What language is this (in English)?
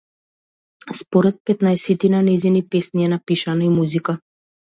Macedonian